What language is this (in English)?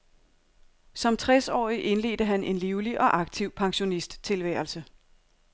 Danish